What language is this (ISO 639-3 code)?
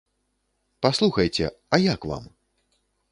bel